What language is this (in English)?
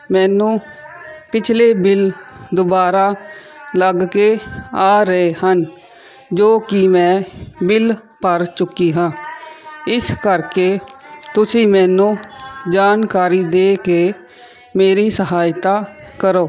Punjabi